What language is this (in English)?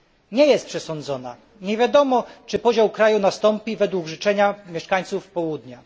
Polish